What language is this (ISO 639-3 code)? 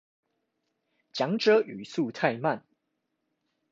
zho